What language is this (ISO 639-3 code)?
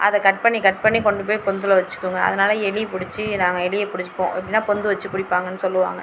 tam